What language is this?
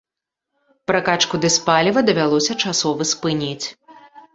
Belarusian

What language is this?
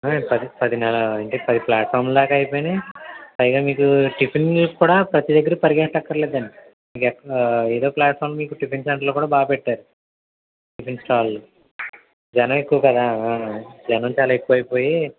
Telugu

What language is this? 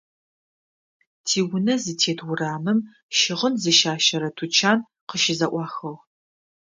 Adyghe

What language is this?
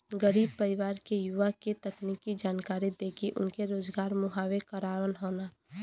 Bhojpuri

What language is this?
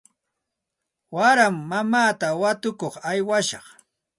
Santa Ana de Tusi Pasco Quechua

